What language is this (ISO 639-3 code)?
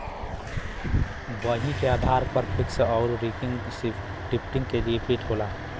bho